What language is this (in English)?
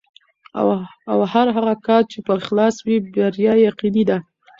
Pashto